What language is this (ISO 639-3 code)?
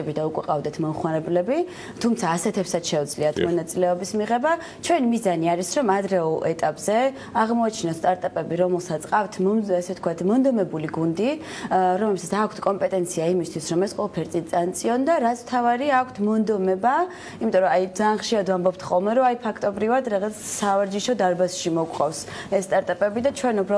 ron